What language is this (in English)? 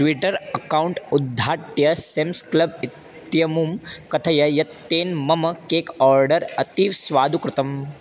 Sanskrit